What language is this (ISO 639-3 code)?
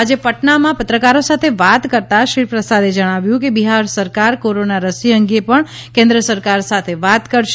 guj